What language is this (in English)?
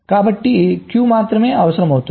Telugu